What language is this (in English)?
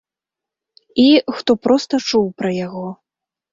Belarusian